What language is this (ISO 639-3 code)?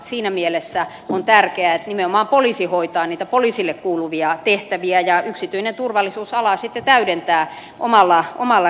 fin